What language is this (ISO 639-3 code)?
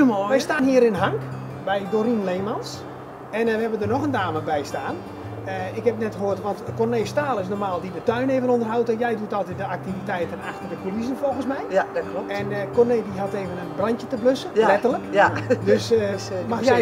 nld